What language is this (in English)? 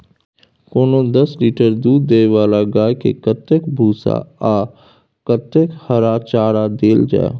Maithili